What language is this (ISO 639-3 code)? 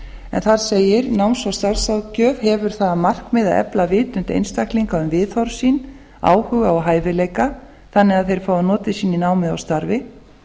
isl